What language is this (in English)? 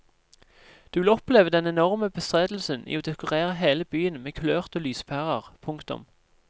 Norwegian